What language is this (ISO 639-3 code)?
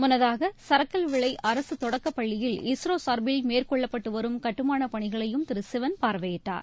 tam